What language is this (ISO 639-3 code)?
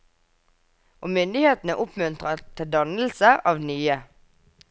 nor